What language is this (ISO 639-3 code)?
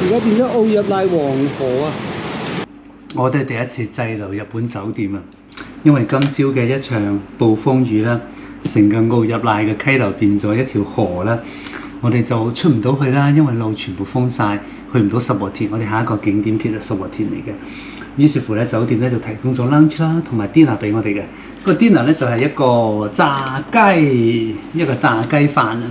zho